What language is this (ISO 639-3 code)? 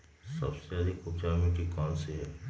mag